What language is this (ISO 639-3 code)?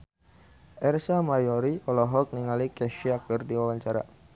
sun